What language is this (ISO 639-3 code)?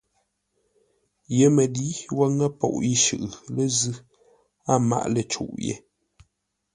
nla